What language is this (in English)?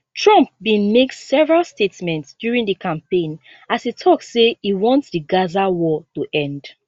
Nigerian Pidgin